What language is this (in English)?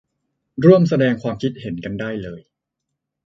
Thai